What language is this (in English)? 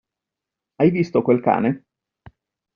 Italian